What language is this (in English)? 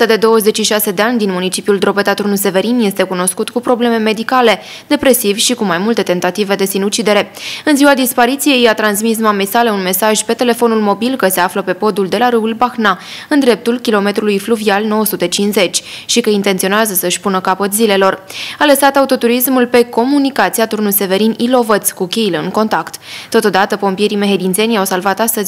Romanian